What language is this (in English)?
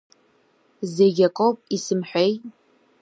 Abkhazian